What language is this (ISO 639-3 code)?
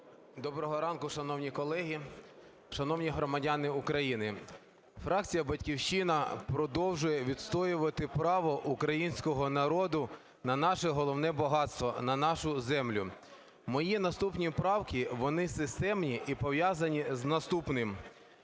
ukr